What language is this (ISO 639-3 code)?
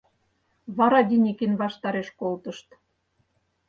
chm